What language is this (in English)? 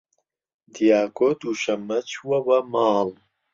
Central Kurdish